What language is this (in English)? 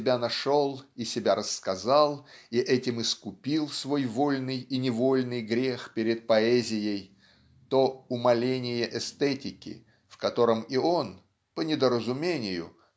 Russian